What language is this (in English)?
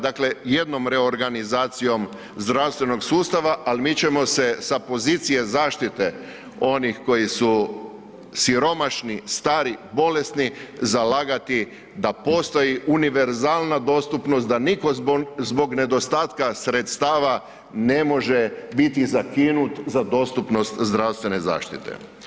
Croatian